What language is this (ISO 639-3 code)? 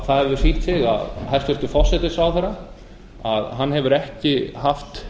isl